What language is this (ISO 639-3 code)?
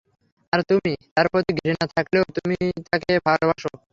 ben